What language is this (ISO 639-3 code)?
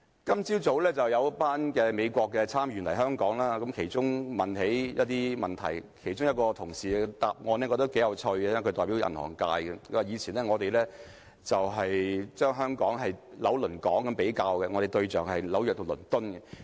yue